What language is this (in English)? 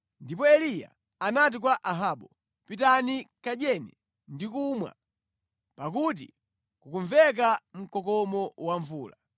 Nyanja